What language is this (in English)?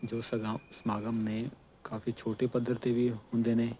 Punjabi